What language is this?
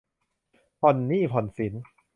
Thai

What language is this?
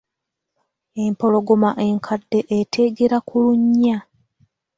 Ganda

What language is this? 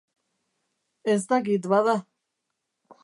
Basque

